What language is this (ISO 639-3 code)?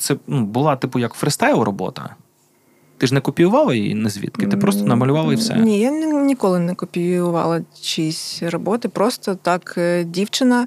ukr